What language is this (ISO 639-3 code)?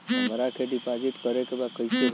bho